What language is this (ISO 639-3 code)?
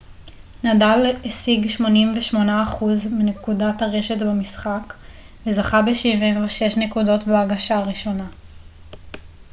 heb